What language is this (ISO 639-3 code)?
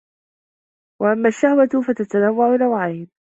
ara